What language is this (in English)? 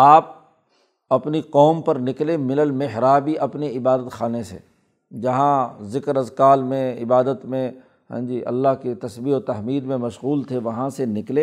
Urdu